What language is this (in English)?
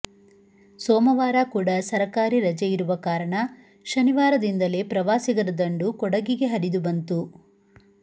Kannada